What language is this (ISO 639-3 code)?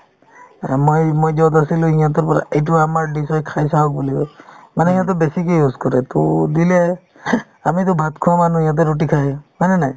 asm